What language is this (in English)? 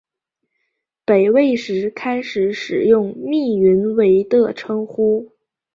Chinese